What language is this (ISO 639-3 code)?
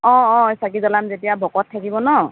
asm